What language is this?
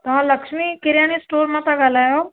Sindhi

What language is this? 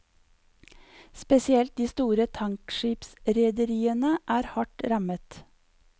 Norwegian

